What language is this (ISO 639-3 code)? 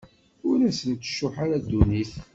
kab